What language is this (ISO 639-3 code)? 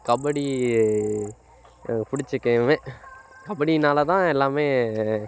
tam